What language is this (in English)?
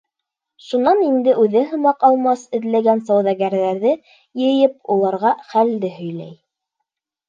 Bashkir